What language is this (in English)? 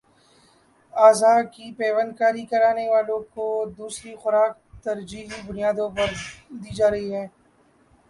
Urdu